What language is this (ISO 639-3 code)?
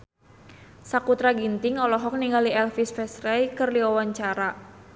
sun